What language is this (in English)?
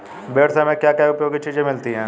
Hindi